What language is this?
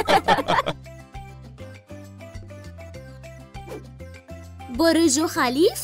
Arabic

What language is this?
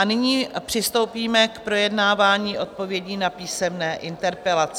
Czech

